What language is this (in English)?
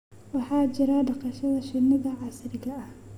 Somali